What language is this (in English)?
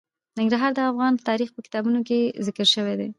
Pashto